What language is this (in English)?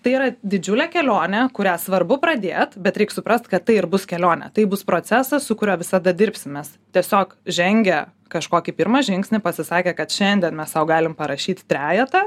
Lithuanian